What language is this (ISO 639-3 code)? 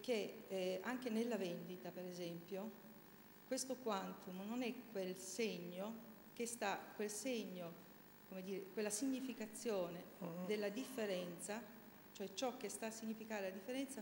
ita